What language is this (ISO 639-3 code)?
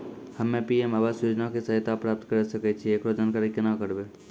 mai